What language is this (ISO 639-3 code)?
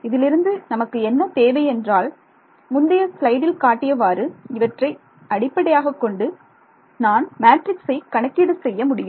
tam